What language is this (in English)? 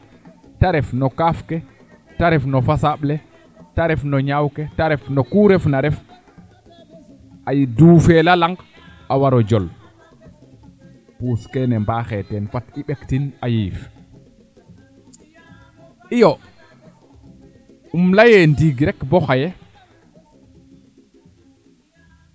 Serer